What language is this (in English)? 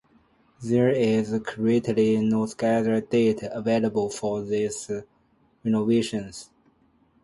English